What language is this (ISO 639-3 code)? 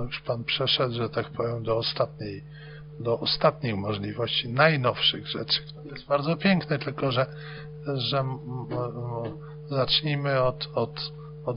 pol